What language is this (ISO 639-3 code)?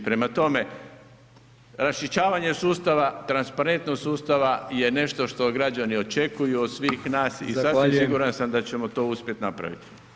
hrv